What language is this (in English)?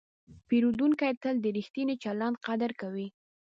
Pashto